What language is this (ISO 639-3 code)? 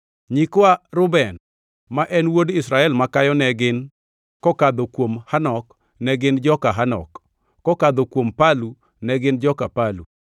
luo